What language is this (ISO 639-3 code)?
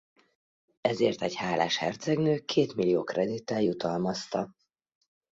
hun